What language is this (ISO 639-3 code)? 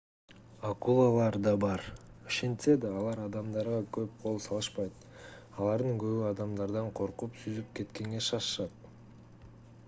kir